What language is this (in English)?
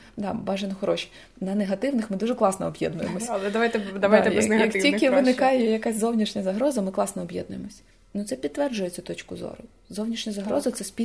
Ukrainian